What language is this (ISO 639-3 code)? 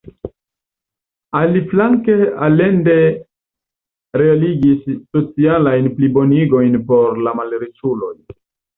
epo